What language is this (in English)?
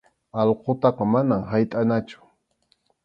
Arequipa-La Unión Quechua